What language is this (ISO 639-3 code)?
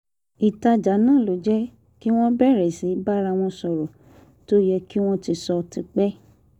yor